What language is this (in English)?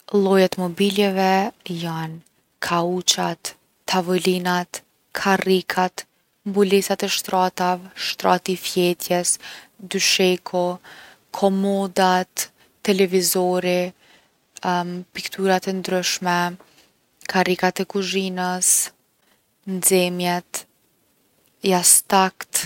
Gheg Albanian